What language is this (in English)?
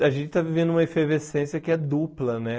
Portuguese